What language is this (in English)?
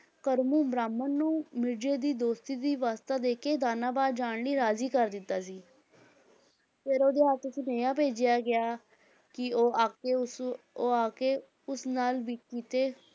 Punjabi